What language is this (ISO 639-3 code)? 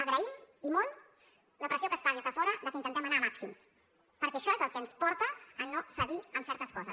cat